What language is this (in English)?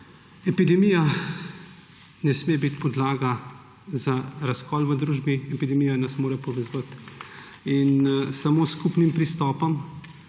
Slovenian